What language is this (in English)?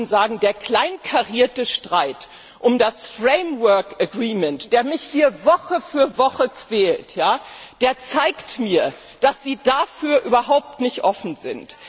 German